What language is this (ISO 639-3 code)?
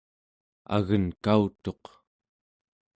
esu